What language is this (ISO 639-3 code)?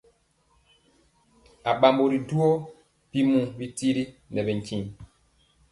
mcx